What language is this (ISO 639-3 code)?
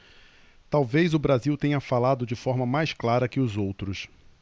por